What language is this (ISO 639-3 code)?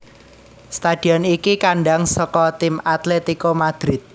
jav